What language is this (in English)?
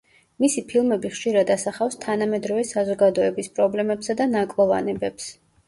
Georgian